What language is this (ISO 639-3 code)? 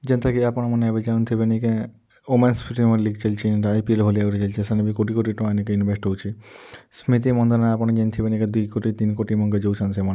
ori